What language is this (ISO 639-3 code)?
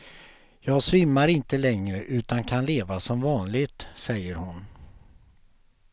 swe